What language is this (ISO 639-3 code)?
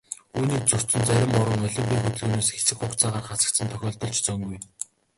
mon